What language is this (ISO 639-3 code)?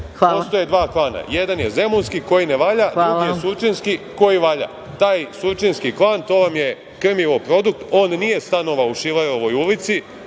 srp